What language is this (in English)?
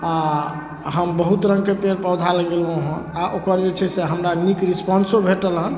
Maithili